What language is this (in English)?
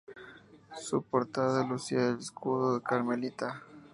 Spanish